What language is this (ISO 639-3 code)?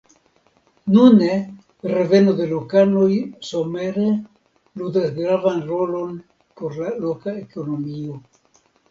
epo